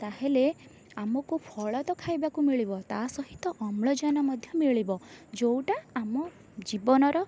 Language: Odia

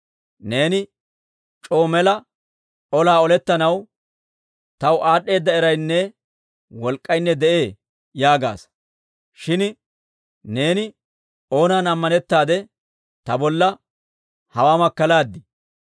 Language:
Dawro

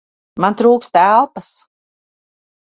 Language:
Latvian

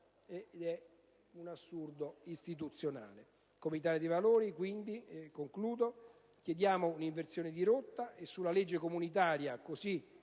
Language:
Italian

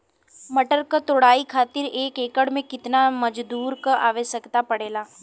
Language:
Bhojpuri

